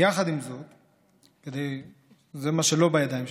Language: Hebrew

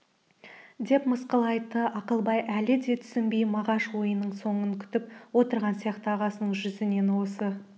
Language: Kazakh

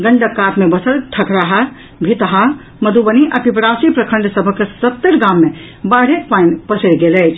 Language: Maithili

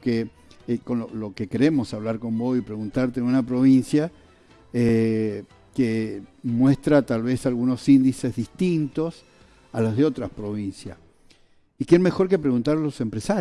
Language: Spanish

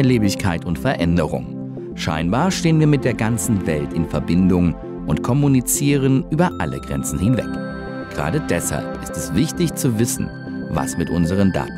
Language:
German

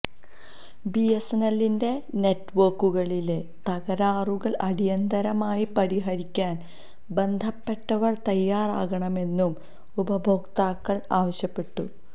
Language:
Malayalam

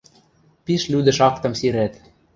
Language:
Western Mari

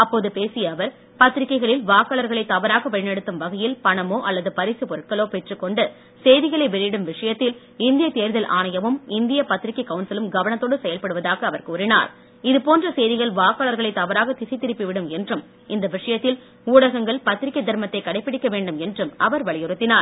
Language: Tamil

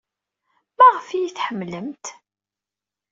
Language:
Kabyle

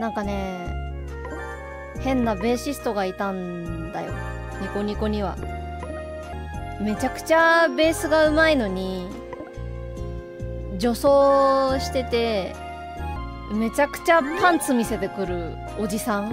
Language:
Japanese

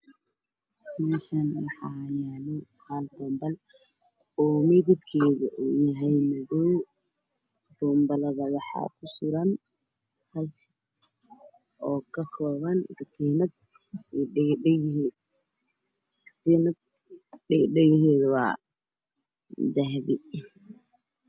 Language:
Somali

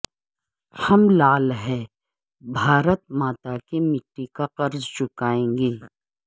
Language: Urdu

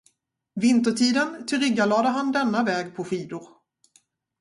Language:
Swedish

